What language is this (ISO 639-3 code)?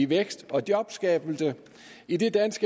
dan